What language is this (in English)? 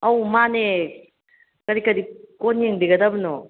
Manipuri